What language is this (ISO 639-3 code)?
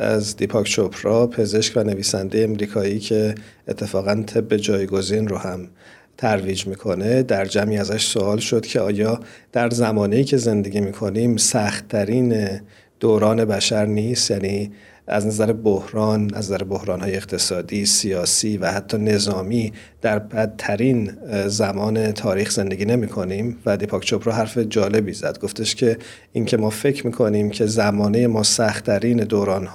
fas